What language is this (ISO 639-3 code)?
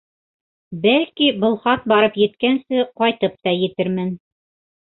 bak